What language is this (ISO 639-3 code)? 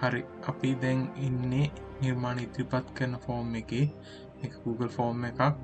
sin